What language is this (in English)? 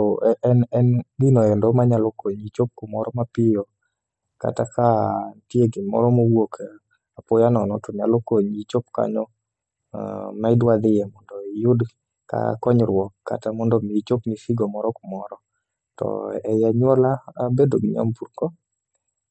Luo (Kenya and Tanzania)